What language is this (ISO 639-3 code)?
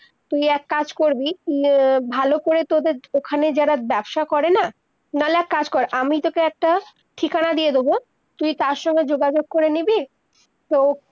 ben